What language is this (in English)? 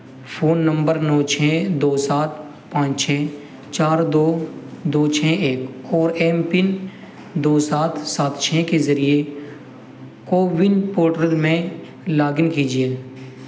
Urdu